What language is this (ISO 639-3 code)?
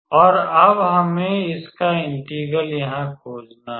hin